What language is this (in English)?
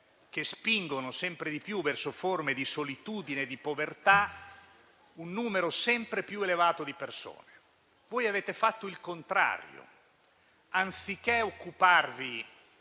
Italian